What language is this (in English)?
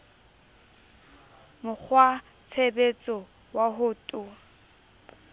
Southern Sotho